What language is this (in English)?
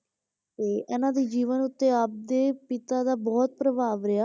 Punjabi